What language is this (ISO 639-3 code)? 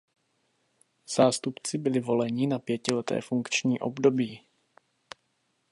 ces